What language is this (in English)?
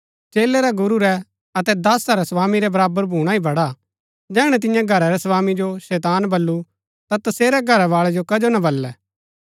Gaddi